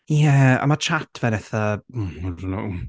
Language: Welsh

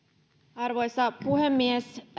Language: Finnish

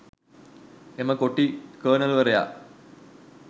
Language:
Sinhala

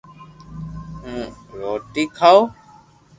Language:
Loarki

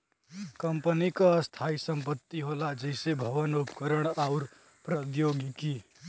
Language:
Bhojpuri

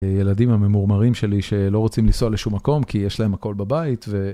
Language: Hebrew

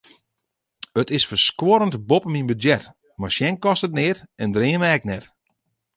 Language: Western Frisian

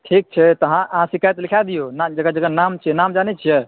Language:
Maithili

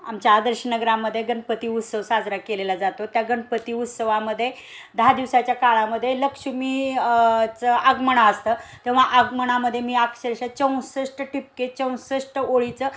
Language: Marathi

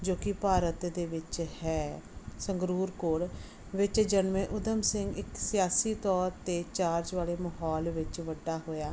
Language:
Punjabi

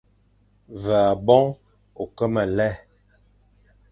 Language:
Fang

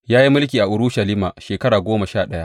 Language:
Hausa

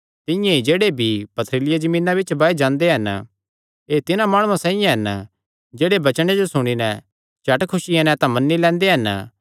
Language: Kangri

